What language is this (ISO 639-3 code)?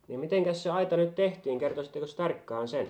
fin